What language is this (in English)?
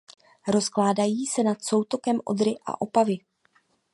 Czech